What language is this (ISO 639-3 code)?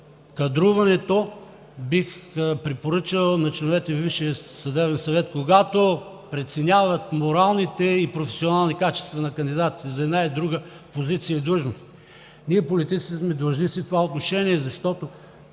bul